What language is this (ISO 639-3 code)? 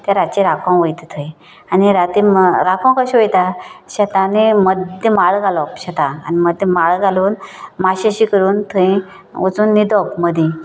kok